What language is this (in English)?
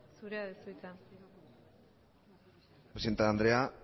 Basque